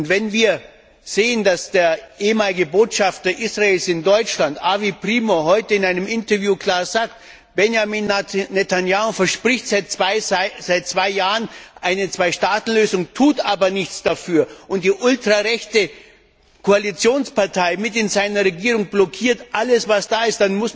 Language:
German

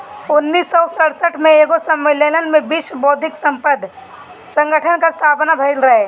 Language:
Bhojpuri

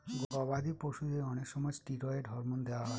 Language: Bangla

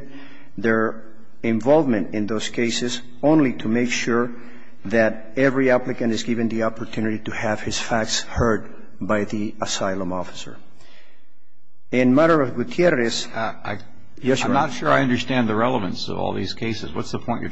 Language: English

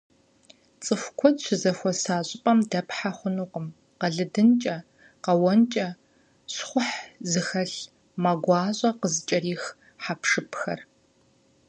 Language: Kabardian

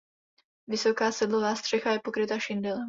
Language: Czech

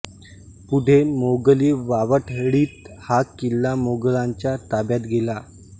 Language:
Marathi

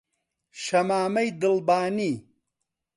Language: Central Kurdish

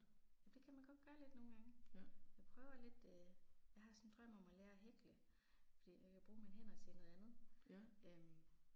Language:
Danish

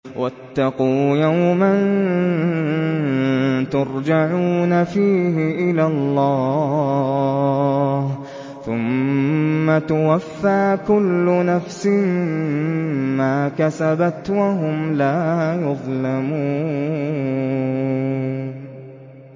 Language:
Arabic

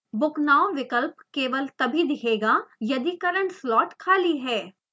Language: Hindi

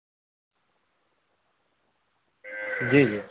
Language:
Urdu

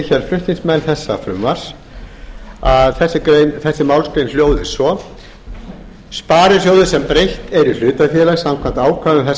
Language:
Icelandic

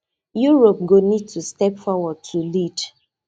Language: Nigerian Pidgin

